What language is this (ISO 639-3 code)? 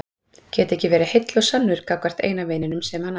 isl